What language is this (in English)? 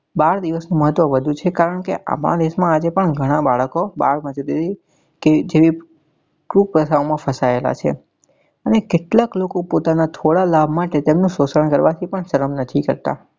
Gujarati